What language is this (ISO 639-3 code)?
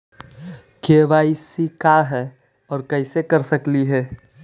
mag